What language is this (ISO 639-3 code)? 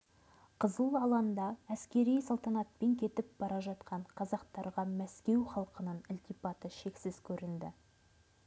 kaz